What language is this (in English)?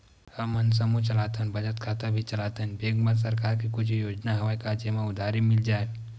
Chhattisgarhi